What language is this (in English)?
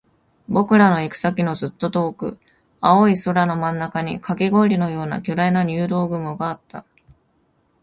Japanese